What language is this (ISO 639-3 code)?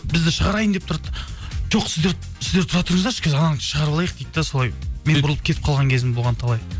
kaz